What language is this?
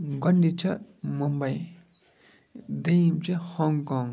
Kashmiri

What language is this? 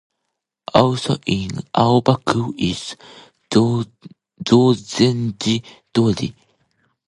English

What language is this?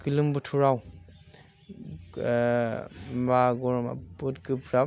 Bodo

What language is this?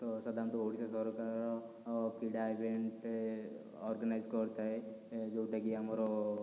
Odia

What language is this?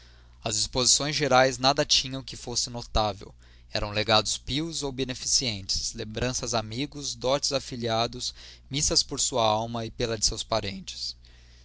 Portuguese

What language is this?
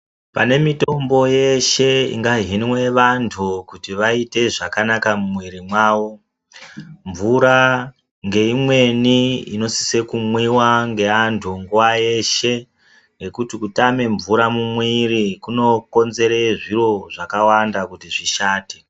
Ndau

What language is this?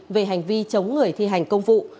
Vietnamese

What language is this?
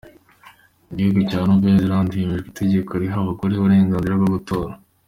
Kinyarwanda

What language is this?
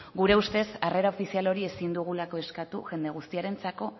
Basque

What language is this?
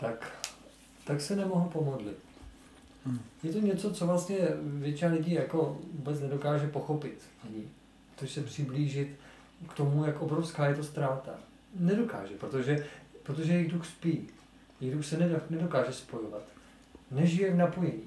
Czech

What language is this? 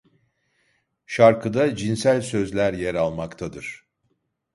Turkish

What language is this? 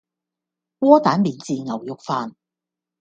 Cantonese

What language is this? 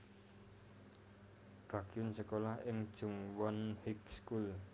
Javanese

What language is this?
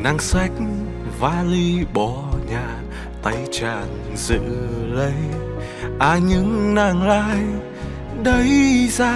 Vietnamese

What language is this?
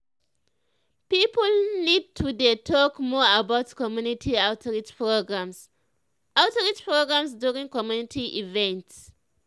Nigerian Pidgin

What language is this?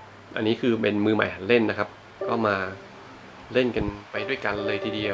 Thai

